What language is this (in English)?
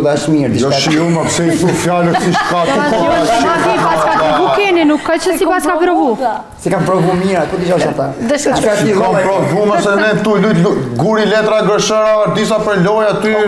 Romanian